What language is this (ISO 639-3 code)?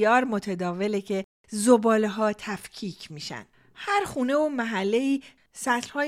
fas